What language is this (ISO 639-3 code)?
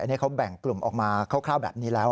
tha